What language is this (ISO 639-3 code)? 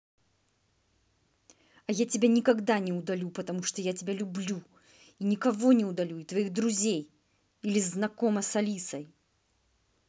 rus